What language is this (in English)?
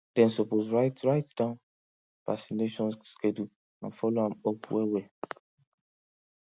Nigerian Pidgin